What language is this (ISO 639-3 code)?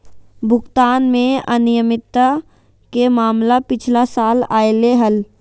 mag